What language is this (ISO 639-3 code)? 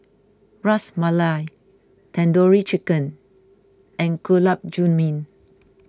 eng